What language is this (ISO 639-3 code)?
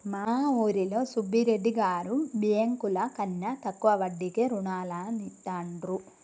tel